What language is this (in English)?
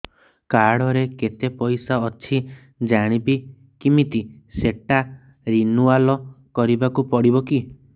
Odia